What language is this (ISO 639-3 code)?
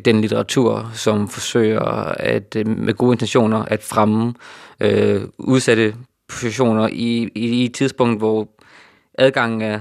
dan